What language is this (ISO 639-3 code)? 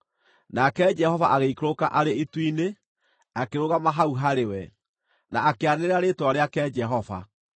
kik